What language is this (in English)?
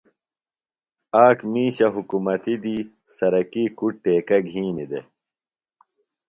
Phalura